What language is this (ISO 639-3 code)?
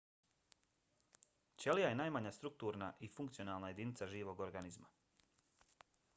bos